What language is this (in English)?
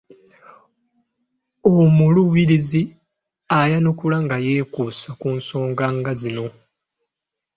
Ganda